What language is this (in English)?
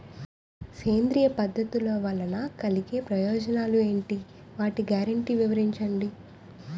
Telugu